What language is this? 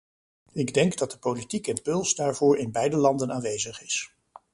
Dutch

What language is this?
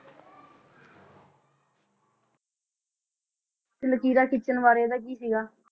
Punjabi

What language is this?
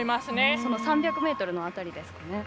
Japanese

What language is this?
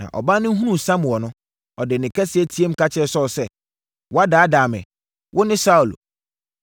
Akan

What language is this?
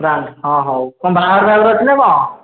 Odia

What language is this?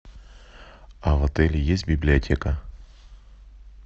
Russian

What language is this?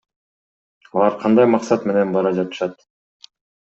Kyrgyz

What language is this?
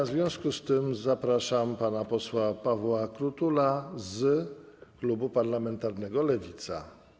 Polish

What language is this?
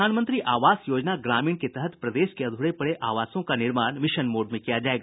Hindi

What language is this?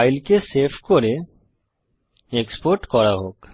Bangla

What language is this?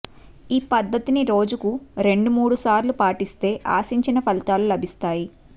Telugu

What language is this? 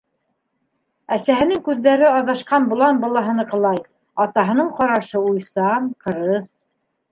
Bashkir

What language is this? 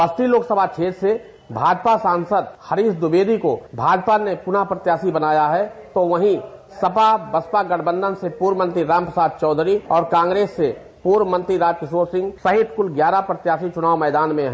Hindi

